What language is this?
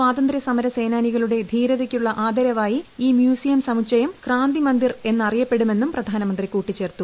Malayalam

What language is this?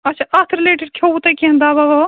Kashmiri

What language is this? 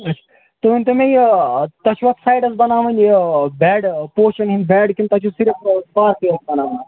Kashmiri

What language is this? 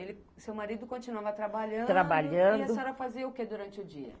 Portuguese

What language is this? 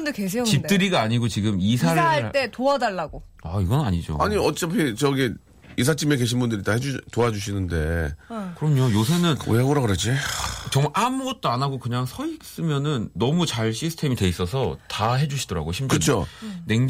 Korean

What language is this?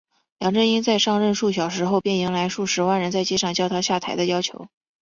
Chinese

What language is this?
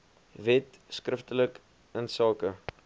Afrikaans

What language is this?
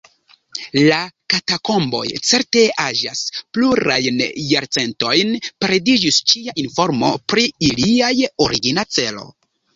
Esperanto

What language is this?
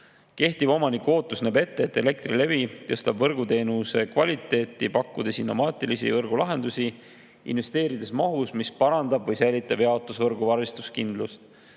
Estonian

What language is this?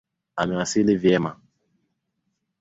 Swahili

